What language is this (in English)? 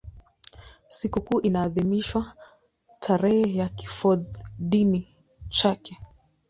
Swahili